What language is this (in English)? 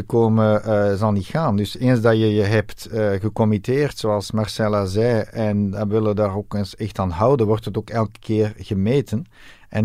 Dutch